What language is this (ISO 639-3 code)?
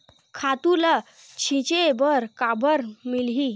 hne